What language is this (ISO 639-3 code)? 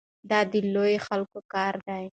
pus